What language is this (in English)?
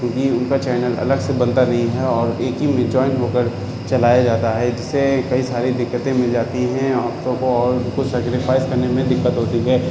Urdu